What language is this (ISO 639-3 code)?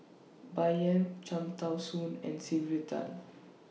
eng